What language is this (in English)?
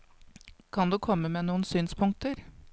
Norwegian